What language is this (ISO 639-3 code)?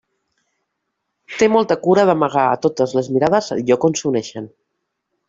cat